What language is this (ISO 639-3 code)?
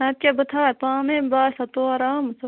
kas